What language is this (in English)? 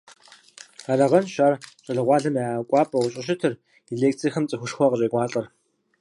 Kabardian